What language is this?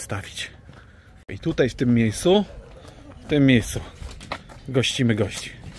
Polish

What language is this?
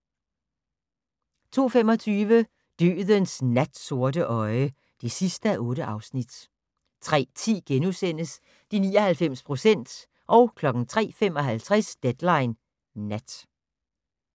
Danish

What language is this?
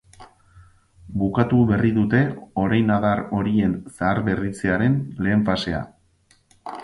Basque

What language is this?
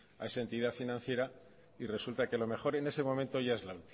Spanish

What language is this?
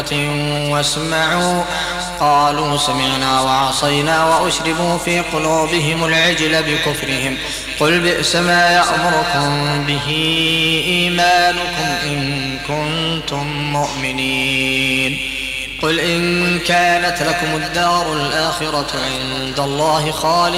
Arabic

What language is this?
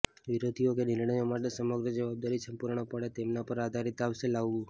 Gujarati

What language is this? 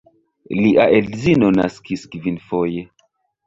Esperanto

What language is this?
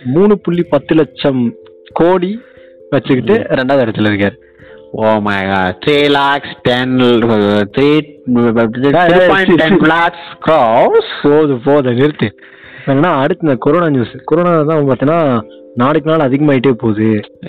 Tamil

